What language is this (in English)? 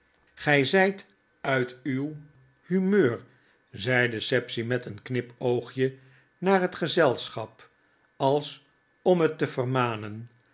Dutch